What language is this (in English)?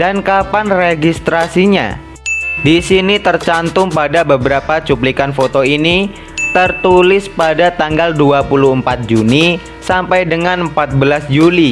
Indonesian